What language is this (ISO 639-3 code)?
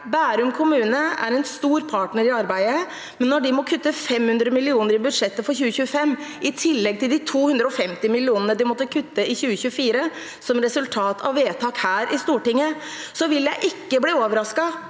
nor